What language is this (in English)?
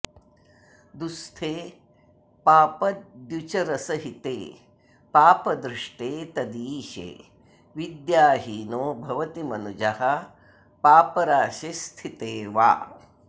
Sanskrit